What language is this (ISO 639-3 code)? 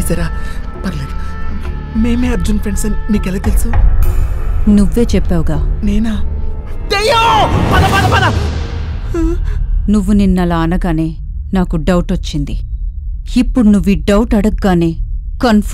tel